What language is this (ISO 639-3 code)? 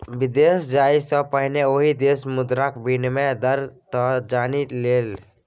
mai